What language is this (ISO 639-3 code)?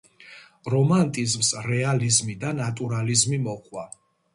kat